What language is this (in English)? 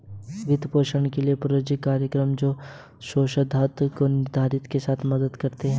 Hindi